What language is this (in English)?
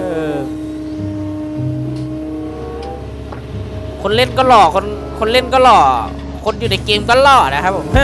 Thai